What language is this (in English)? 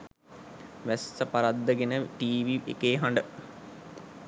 Sinhala